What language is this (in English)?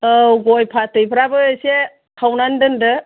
Bodo